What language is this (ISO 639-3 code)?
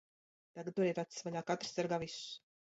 lav